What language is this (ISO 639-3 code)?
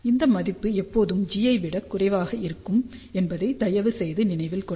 tam